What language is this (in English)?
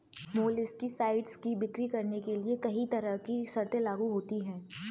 Hindi